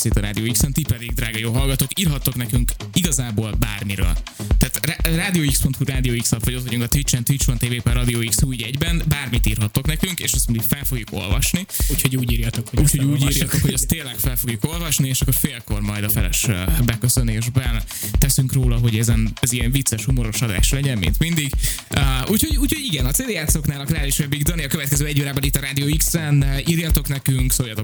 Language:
Hungarian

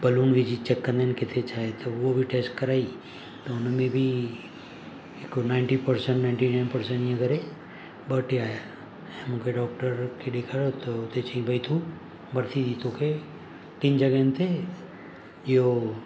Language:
Sindhi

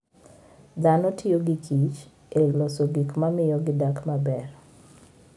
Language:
Luo (Kenya and Tanzania)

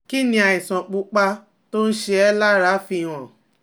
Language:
Yoruba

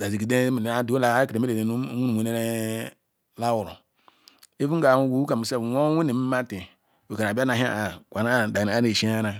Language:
Ikwere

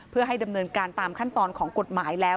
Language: Thai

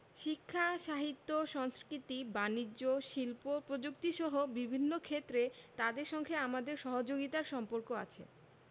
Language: Bangla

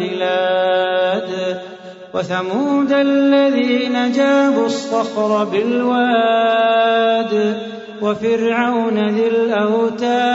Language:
Arabic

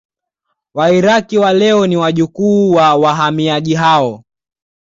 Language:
Swahili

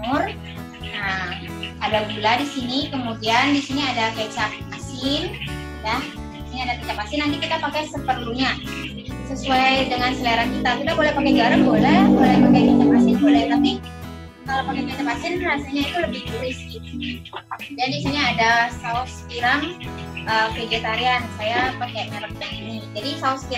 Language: Indonesian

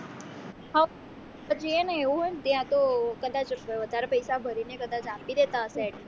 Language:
Gujarati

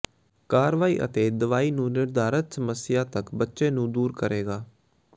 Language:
Punjabi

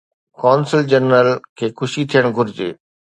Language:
Sindhi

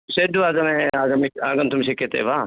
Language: Sanskrit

